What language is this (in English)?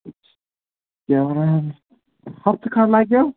Kashmiri